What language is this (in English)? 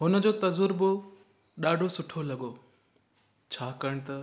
Sindhi